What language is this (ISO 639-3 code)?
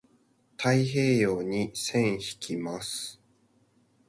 jpn